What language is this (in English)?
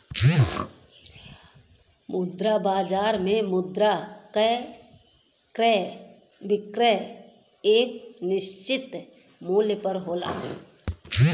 Bhojpuri